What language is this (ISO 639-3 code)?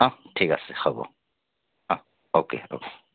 asm